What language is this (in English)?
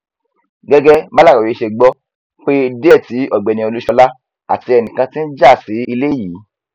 Yoruba